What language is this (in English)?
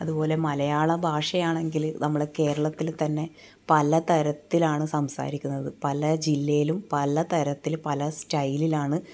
Malayalam